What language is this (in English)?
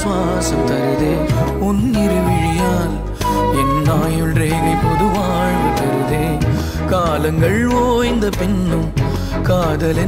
Vietnamese